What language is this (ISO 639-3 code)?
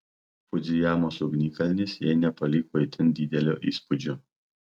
lit